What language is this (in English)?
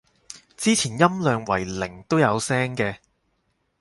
Cantonese